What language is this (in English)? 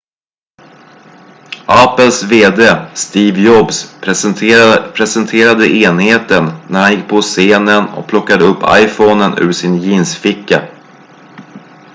Swedish